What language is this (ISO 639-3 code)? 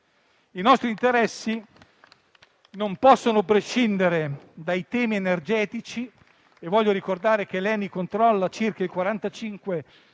ita